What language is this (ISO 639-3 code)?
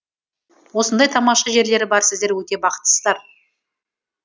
kaz